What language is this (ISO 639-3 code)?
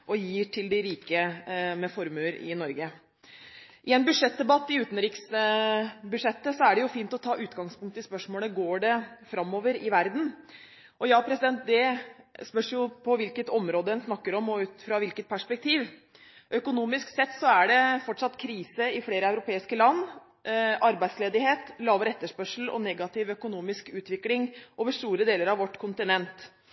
nob